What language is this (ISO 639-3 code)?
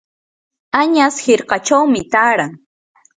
qur